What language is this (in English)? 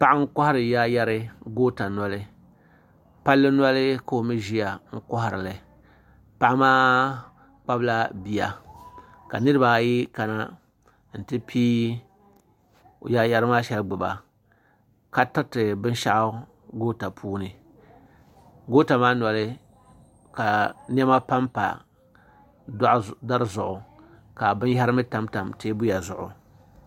Dagbani